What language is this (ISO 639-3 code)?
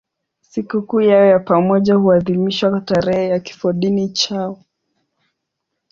swa